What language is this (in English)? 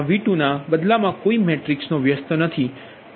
Gujarati